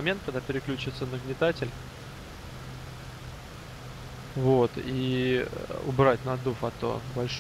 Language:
Russian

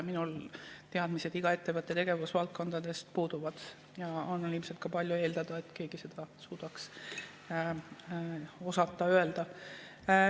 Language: Estonian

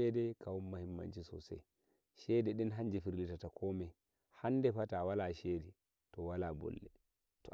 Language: Nigerian Fulfulde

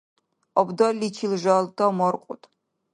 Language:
Dargwa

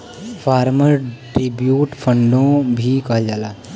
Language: Bhojpuri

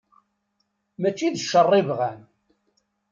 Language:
Kabyle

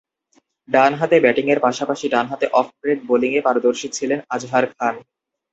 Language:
Bangla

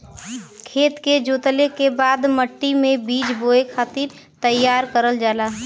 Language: Bhojpuri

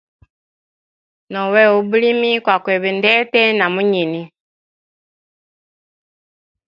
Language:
Hemba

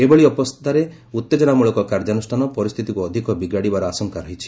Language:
Odia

